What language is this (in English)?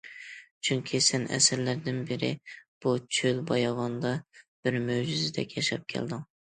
Uyghur